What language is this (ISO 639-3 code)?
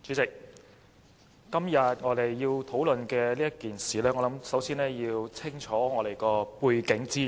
yue